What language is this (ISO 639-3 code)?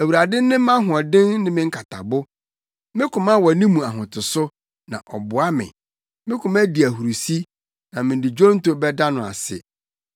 aka